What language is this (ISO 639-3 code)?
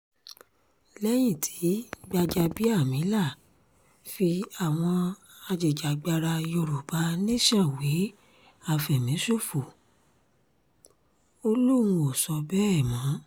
yor